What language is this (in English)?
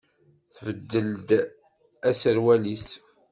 Kabyle